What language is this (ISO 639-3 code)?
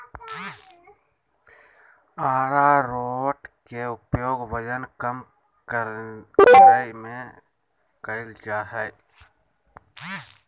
mag